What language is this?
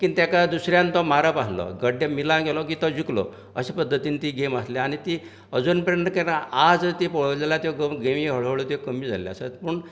Konkani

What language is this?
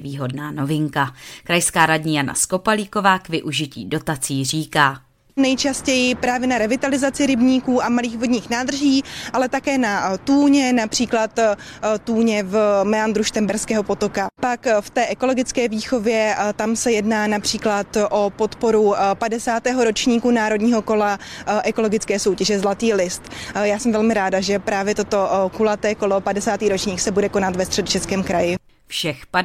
Czech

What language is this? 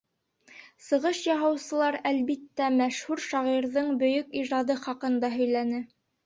Bashkir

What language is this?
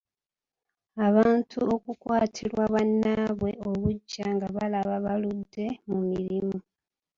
Ganda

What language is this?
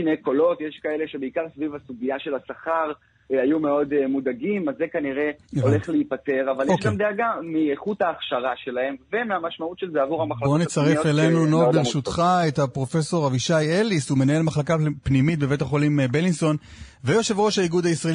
Hebrew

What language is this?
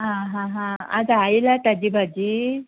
Konkani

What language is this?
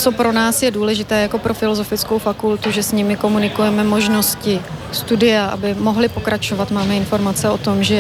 Czech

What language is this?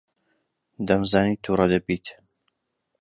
Central Kurdish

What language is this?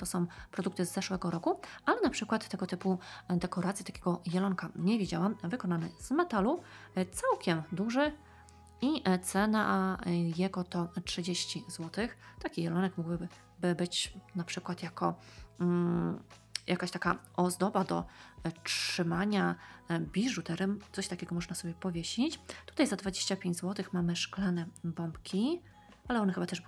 Polish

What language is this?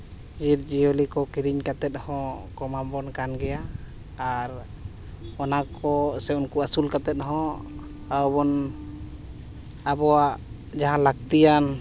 Santali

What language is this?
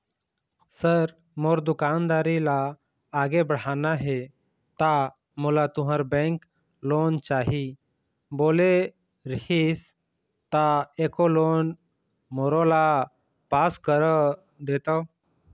Chhattisgarhi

